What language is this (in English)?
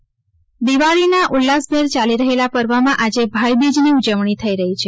Gujarati